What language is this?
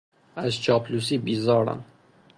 Persian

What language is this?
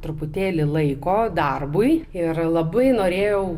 Lithuanian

